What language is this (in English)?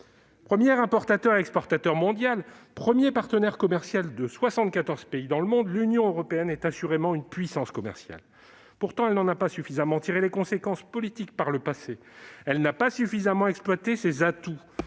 French